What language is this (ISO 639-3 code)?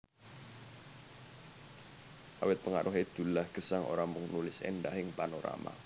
jav